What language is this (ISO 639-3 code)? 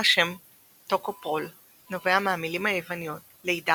heb